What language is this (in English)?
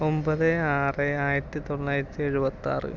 Malayalam